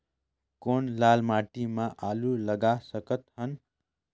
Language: Chhattisgarhi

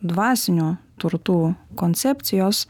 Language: Lithuanian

